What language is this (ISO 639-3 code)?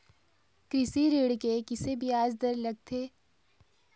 hne